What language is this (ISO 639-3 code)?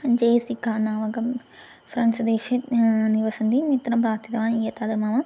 san